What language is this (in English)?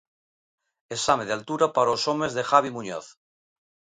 Galician